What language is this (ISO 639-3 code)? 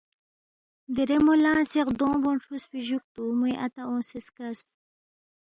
bft